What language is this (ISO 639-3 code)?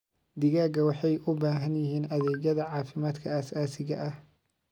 som